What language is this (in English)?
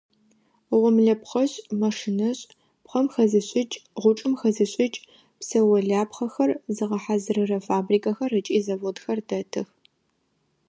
Adyghe